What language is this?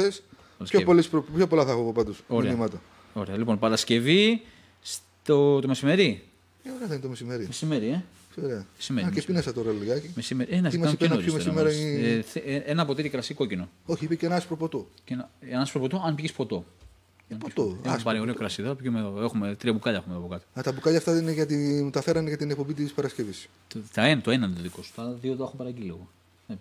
Greek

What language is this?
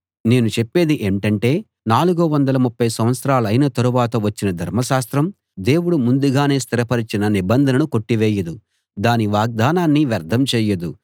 Telugu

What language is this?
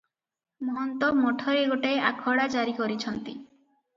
Odia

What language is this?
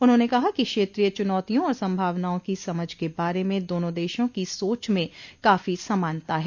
Hindi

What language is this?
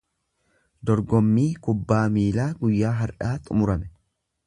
Oromo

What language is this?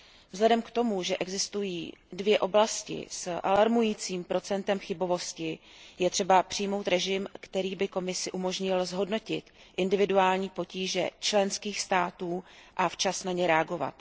Czech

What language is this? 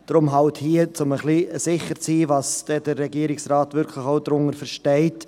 Swiss German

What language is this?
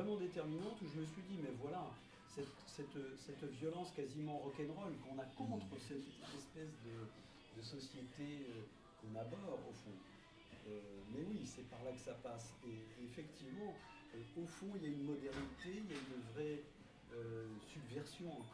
French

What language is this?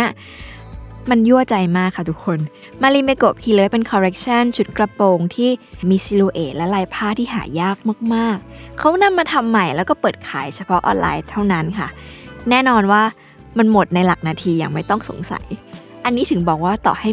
Thai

